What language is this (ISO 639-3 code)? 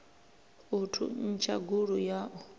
ven